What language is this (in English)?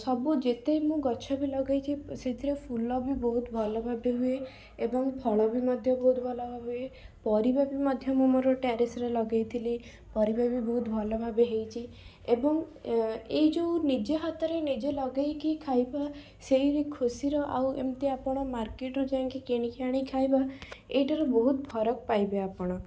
Odia